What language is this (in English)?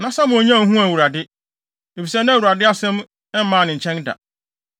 Akan